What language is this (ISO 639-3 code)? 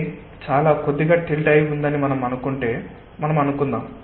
tel